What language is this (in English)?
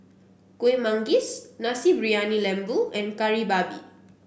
English